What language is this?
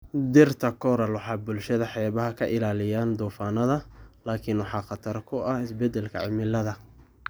Somali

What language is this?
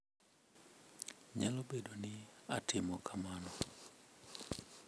Luo (Kenya and Tanzania)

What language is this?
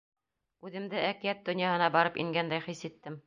Bashkir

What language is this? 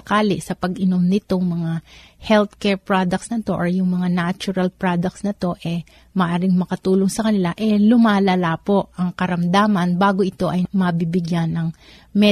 Filipino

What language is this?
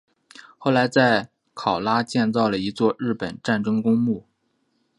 Chinese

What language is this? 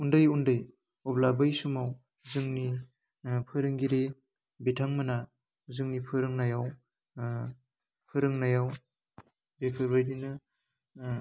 Bodo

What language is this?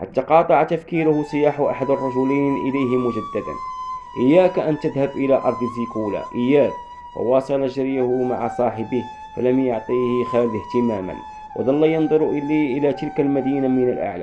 Arabic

